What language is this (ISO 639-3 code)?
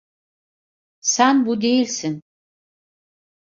tur